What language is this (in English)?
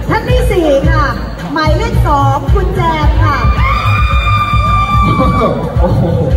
Thai